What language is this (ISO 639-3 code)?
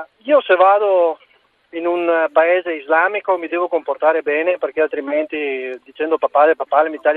ita